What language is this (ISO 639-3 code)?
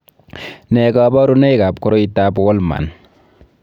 kln